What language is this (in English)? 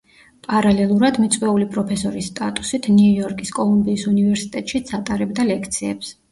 Georgian